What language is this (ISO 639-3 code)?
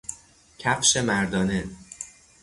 fas